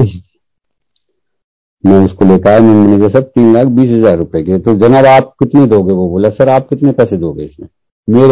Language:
Hindi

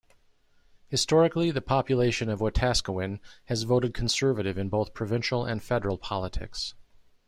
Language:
English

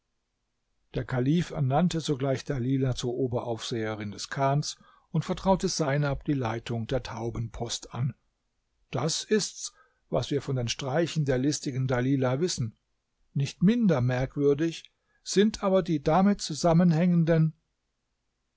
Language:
German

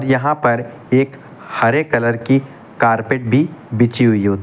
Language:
Hindi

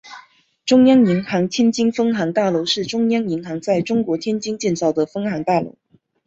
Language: Chinese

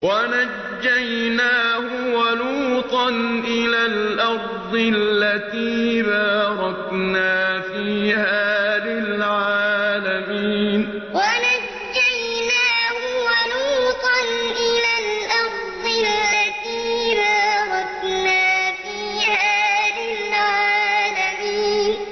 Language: Arabic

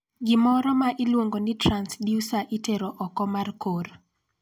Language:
Luo (Kenya and Tanzania)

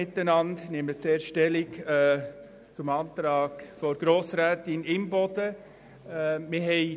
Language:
Swiss German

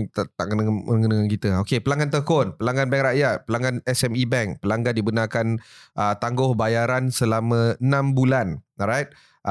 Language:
Malay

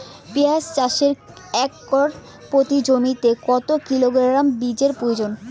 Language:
Bangla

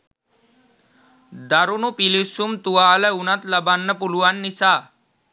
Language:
Sinhala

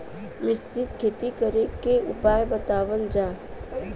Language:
Bhojpuri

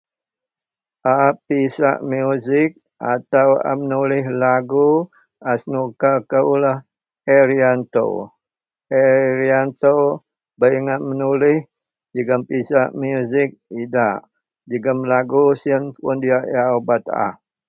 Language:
Central Melanau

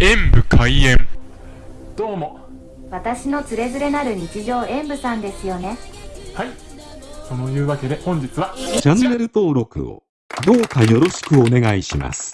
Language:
Japanese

